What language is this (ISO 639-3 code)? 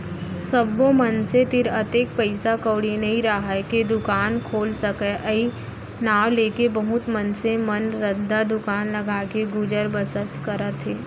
hne